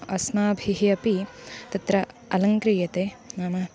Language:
Sanskrit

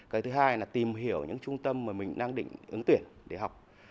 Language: Vietnamese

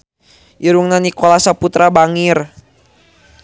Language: Sundanese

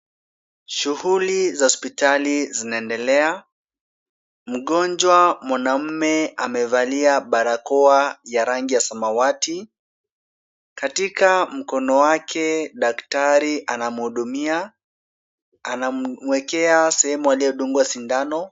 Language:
Swahili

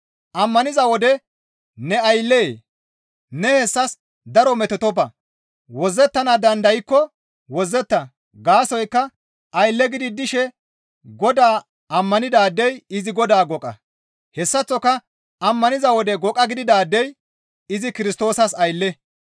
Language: Gamo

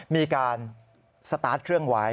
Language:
Thai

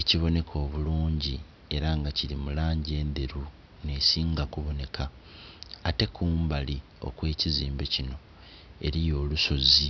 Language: Soga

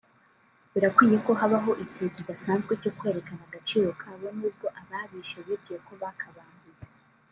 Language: Kinyarwanda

